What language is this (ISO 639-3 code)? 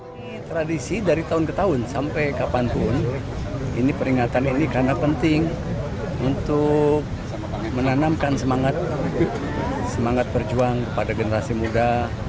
ind